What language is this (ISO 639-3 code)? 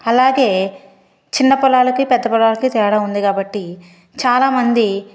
tel